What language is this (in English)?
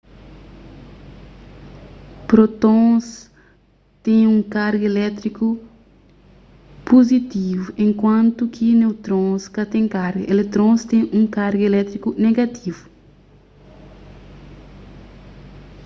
Kabuverdianu